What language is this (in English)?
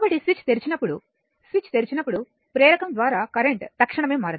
Telugu